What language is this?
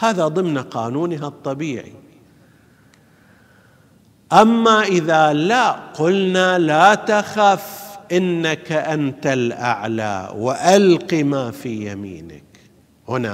Arabic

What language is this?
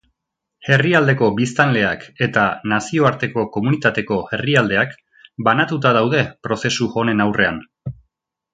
Basque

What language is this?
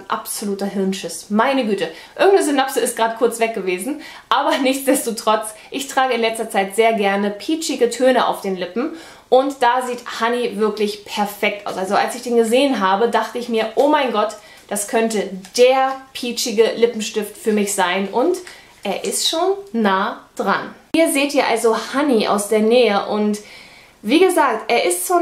German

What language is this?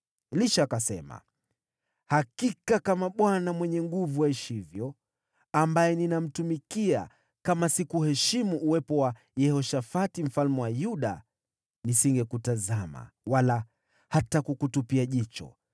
Swahili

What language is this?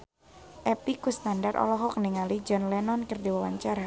Sundanese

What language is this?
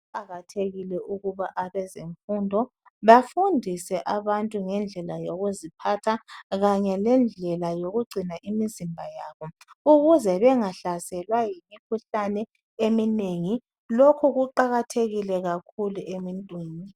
North Ndebele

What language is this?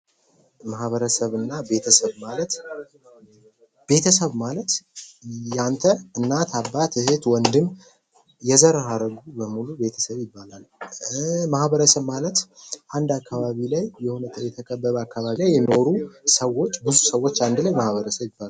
Amharic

